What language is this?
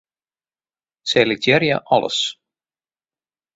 Western Frisian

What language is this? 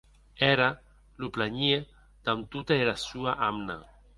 Occitan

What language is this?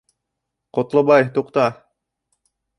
Bashkir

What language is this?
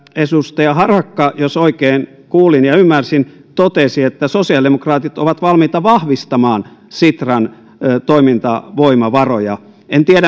Finnish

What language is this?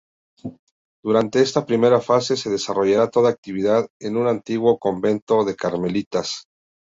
Spanish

